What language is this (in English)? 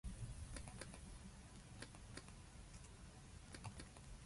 Japanese